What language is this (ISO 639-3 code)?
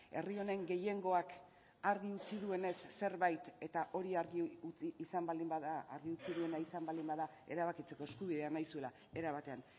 eus